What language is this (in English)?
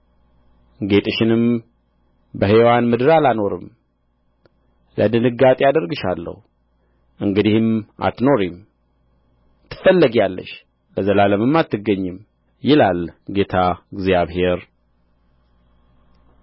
Amharic